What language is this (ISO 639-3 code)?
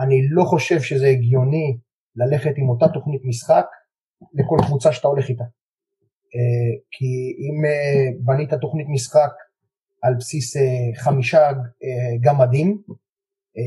heb